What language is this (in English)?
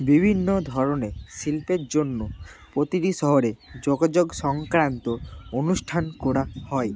Bangla